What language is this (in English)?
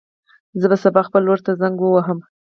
Pashto